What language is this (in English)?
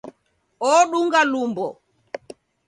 Taita